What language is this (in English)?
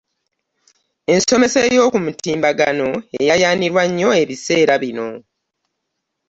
Ganda